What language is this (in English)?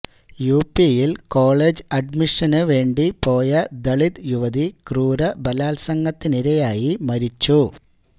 Malayalam